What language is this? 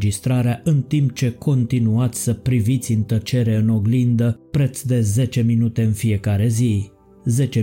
Romanian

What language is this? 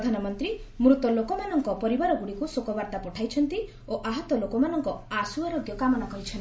Odia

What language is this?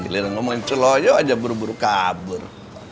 Indonesian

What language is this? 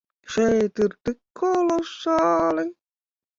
Latvian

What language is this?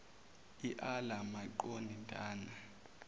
Zulu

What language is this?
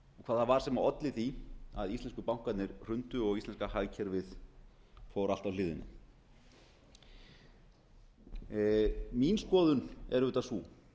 Icelandic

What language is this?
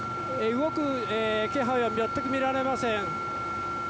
Japanese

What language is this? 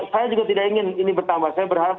Indonesian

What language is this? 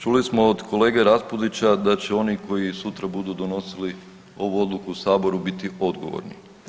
Croatian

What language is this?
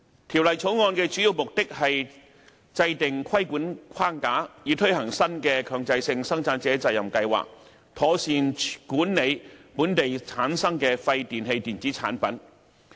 Cantonese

